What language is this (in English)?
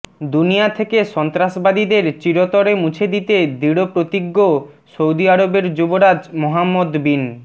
Bangla